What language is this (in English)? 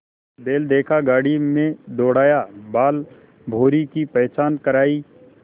Hindi